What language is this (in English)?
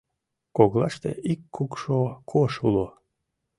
Mari